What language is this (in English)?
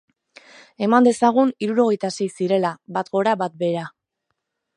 Basque